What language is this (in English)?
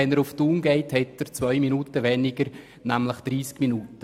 Swiss German